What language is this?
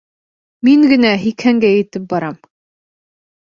Bashkir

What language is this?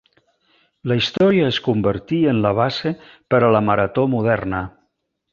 Catalan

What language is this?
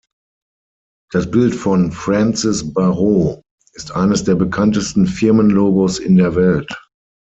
German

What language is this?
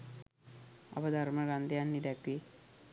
Sinhala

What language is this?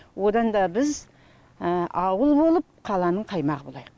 Kazakh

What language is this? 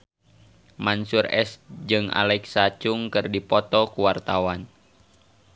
Sundanese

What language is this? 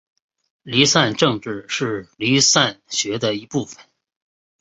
Chinese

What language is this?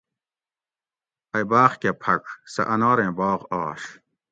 Gawri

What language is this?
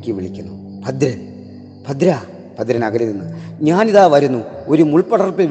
Malayalam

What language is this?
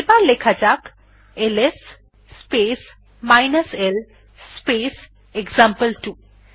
Bangla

